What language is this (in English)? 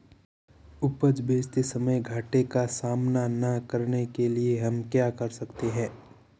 Hindi